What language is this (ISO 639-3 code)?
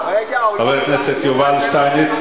heb